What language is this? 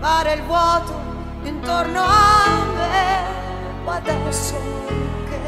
Italian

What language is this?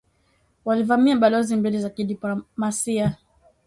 Swahili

